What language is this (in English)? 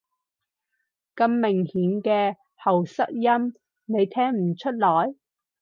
Cantonese